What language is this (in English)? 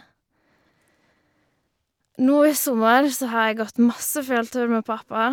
Norwegian